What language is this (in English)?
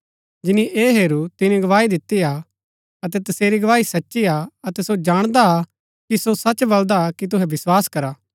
Gaddi